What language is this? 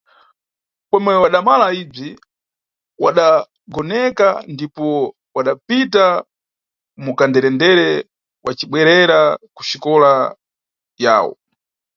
Nyungwe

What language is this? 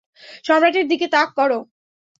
Bangla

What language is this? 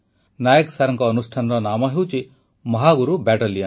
Odia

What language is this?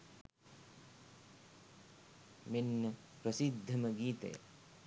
Sinhala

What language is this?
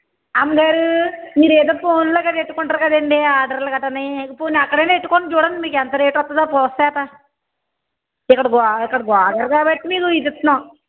Telugu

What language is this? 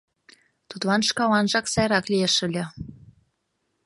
Mari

